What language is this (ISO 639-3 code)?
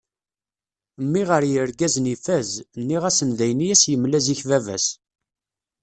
kab